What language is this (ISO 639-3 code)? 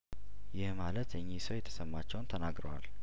amh